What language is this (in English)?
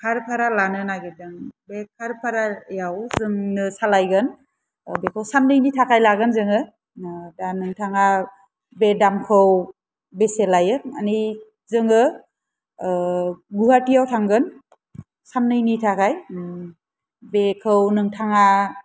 Bodo